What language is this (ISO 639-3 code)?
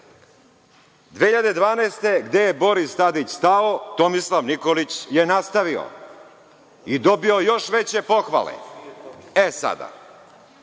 srp